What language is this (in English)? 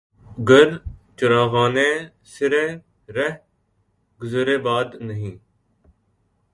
Urdu